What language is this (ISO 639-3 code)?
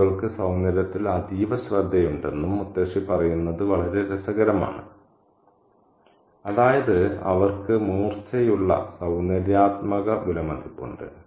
mal